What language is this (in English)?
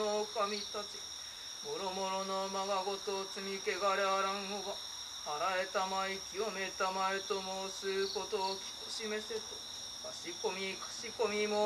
Japanese